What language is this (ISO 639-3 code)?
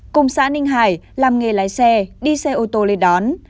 vie